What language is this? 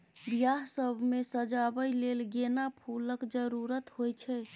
Maithili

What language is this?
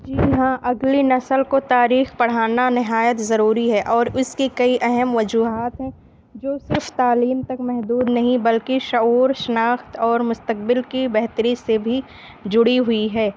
Urdu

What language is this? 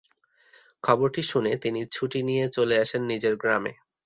Bangla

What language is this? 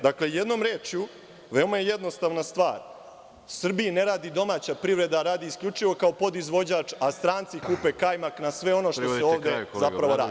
Serbian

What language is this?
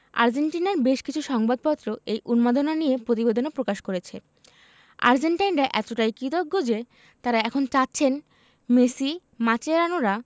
Bangla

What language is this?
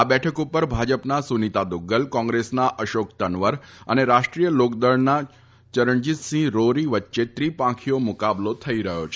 Gujarati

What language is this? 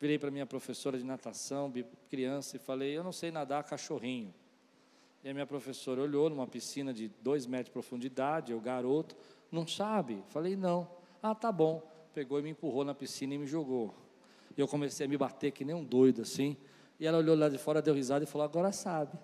Portuguese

